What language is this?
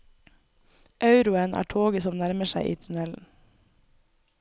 Norwegian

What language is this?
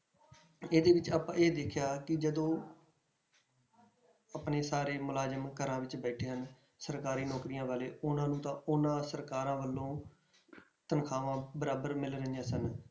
Punjabi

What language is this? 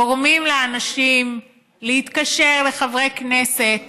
Hebrew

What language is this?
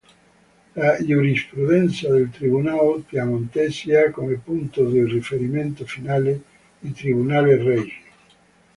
Italian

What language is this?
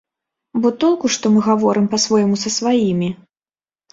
Belarusian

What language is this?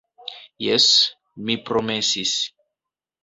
Esperanto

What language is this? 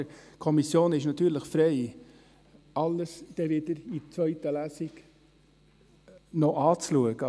Swiss German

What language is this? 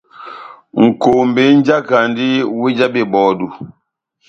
Batanga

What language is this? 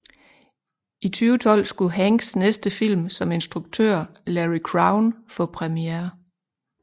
Danish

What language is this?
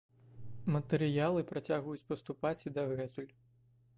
Belarusian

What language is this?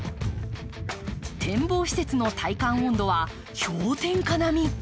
Japanese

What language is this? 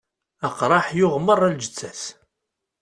Kabyle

